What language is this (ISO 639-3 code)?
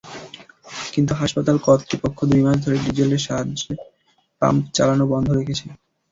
ben